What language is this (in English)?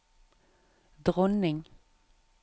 Norwegian